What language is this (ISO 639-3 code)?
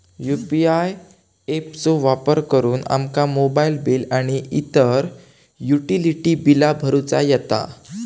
mar